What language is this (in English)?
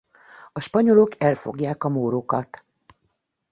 Hungarian